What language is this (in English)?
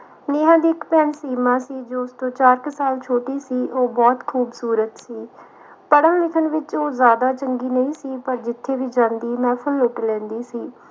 Punjabi